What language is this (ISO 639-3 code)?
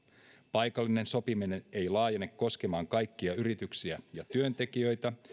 fin